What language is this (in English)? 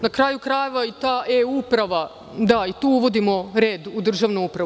Serbian